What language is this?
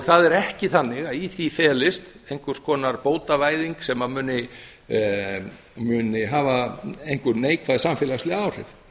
Icelandic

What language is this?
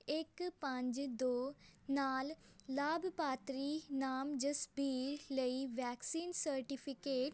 Punjabi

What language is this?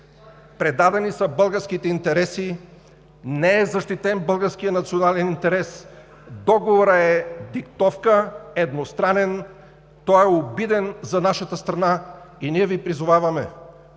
Bulgarian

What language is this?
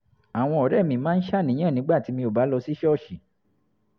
Yoruba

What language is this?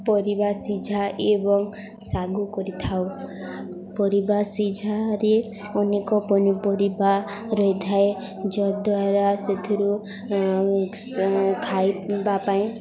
Odia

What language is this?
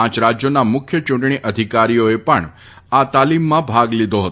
Gujarati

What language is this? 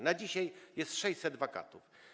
Polish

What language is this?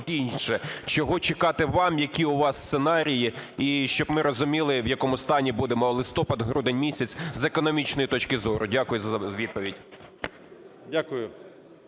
Ukrainian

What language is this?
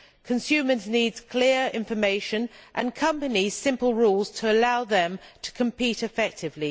English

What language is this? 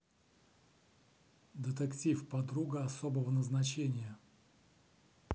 Russian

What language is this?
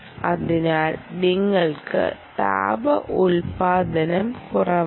Malayalam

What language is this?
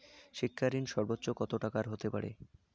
Bangla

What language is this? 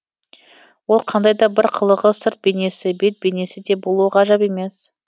Kazakh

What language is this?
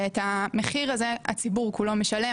Hebrew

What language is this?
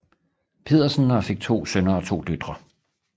Danish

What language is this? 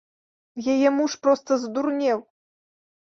Belarusian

